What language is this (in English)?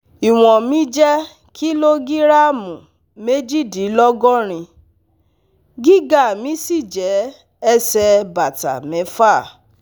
Yoruba